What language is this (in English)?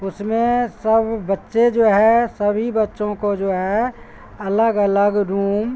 Urdu